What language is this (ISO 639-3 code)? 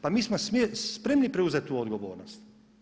hrv